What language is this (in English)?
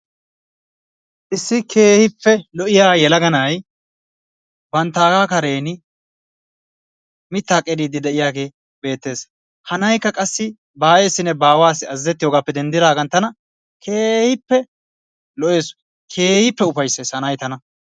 Wolaytta